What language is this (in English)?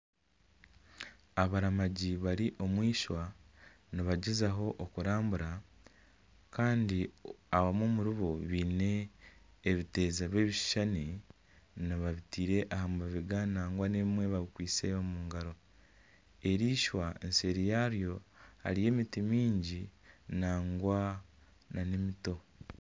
Nyankole